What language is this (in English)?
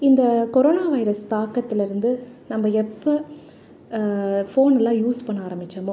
Tamil